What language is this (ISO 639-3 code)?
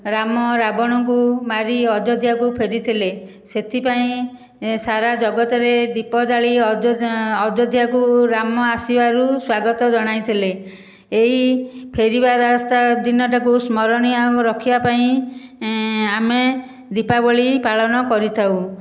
ori